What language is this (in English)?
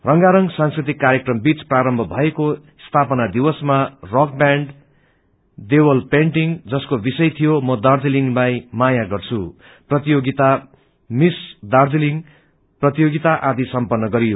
Nepali